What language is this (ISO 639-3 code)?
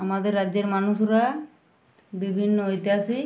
ben